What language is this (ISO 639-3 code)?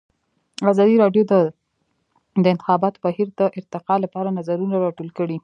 pus